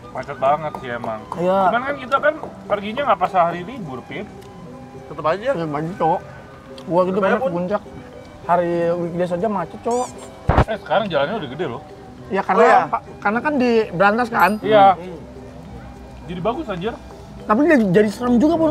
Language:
Indonesian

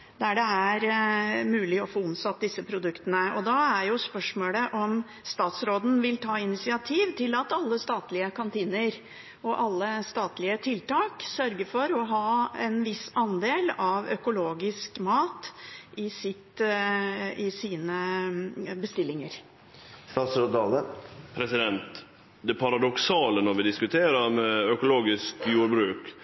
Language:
Norwegian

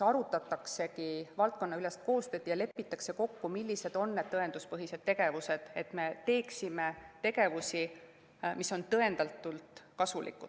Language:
Estonian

